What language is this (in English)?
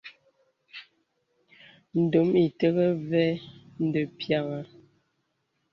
Bebele